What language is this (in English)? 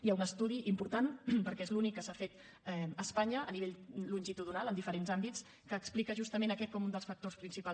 Catalan